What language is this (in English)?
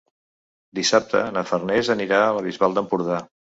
Catalan